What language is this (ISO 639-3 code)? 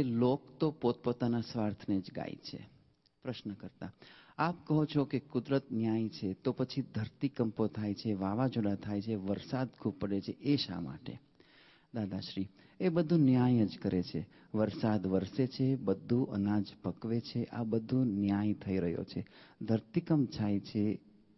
guj